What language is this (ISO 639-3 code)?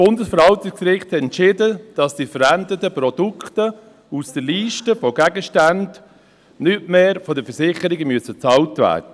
gsw